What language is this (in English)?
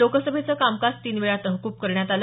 Marathi